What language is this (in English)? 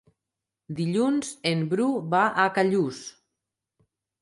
Catalan